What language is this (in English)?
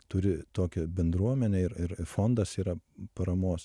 Lithuanian